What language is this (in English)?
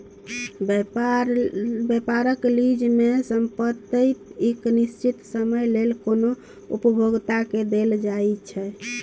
Maithili